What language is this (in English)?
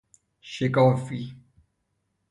Persian